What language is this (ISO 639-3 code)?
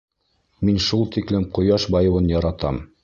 bak